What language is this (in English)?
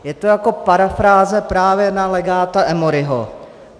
Czech